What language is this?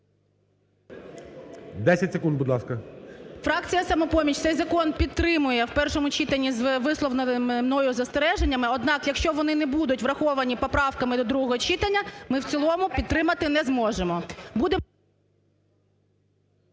Ukrainian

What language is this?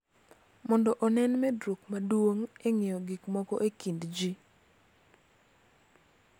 Luo (Kenya and Tanzania)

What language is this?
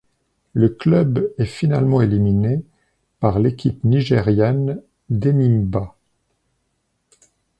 French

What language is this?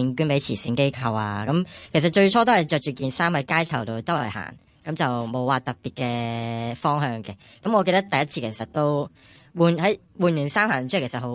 Chinese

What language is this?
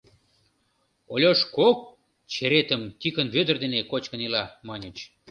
Mari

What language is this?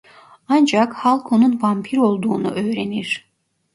Turkish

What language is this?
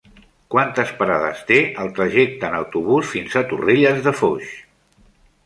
Catalan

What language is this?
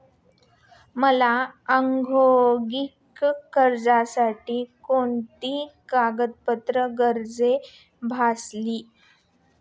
Marathi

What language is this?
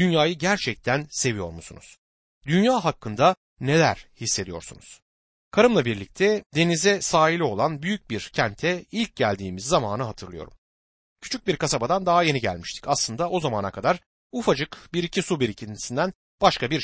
Turkish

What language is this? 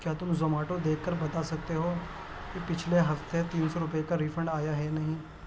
Urdu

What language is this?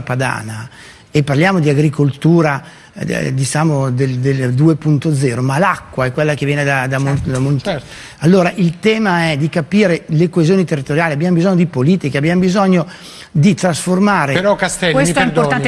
Italian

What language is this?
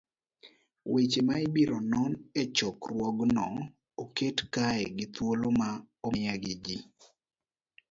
Luo (Kenya and Tanzania)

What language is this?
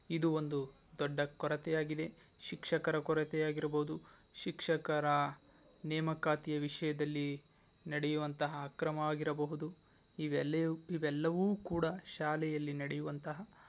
Kannada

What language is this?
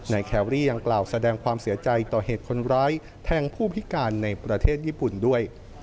Thai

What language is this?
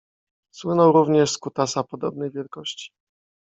Polish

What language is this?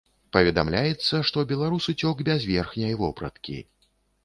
Belarusian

